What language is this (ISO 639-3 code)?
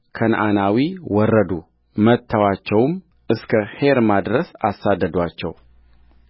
amh